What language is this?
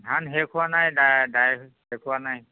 Assamese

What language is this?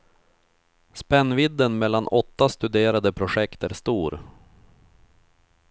Swedish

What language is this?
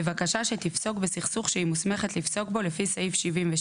Hebrew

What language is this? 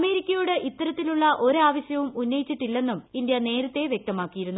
Malayalam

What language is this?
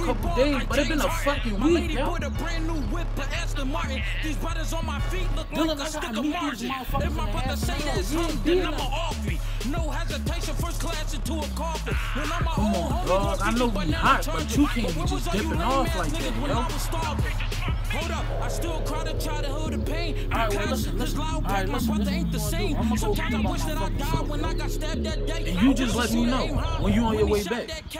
English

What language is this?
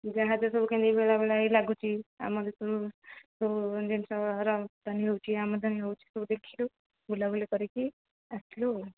Odia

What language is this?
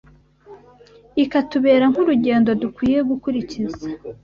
Kinyarwanda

